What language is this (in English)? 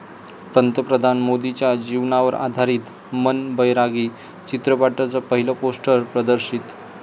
Marathi